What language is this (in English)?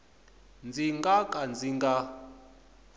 Tsonga